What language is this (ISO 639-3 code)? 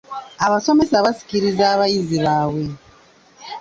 lug